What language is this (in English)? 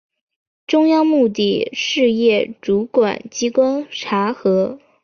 Chinese